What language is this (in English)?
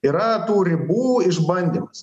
Lithuanian